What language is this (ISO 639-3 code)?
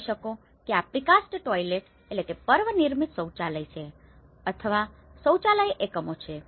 guj